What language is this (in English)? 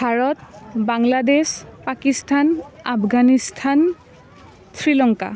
Assamese